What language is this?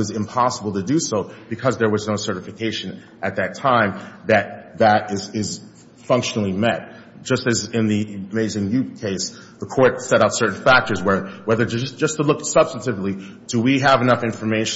English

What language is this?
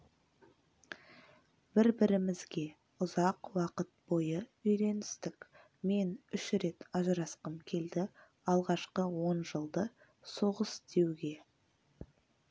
Kazakh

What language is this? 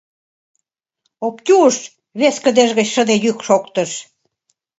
Mari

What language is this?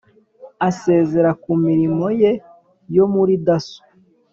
Kinyarwanda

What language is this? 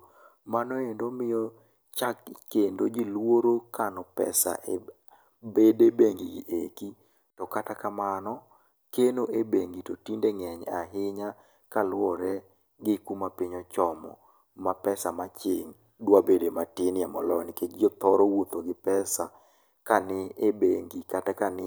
Luo (Kenya and Tanzania)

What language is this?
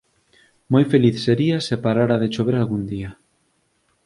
Galician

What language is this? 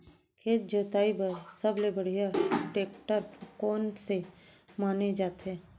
Chhattisgarhi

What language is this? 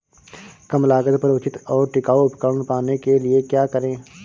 Hindi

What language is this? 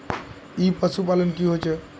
Magahi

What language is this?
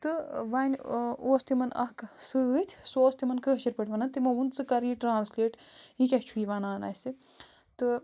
Kashmiri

